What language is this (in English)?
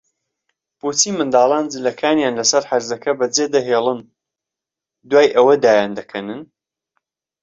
Central Kurdish